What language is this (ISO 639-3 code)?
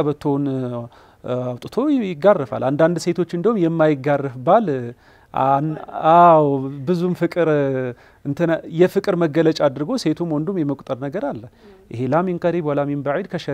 ara